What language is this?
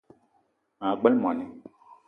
Eton (Cameroon)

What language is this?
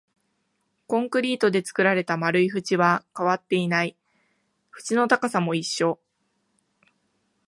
Japanese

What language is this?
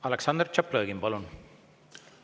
Estonian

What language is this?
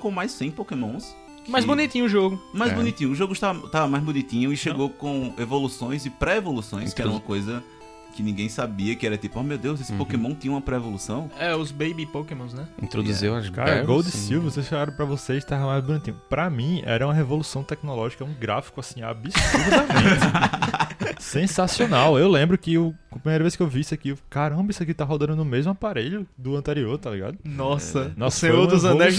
Portuguese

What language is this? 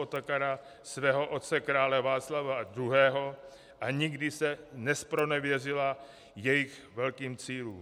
Czech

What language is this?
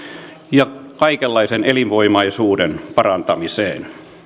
Finnish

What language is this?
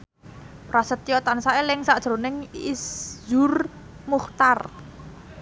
Javanese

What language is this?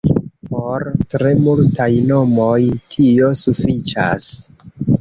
Esperanto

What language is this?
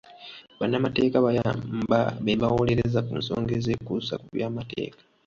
Ganda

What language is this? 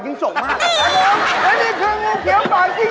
Thai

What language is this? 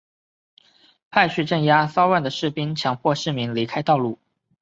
Chinese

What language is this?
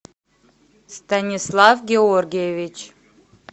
Russian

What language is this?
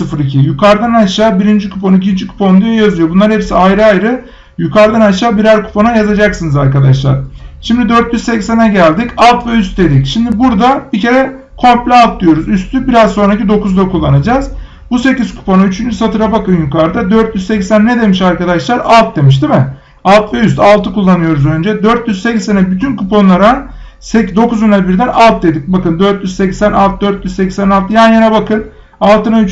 Turkish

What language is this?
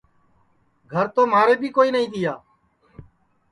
Sansi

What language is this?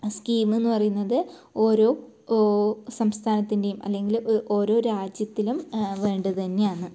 Malayalam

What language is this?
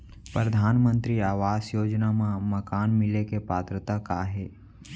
Chhattisgarhi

